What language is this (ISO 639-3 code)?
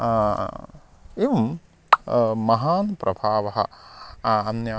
san